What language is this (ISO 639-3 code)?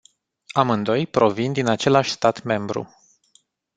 ron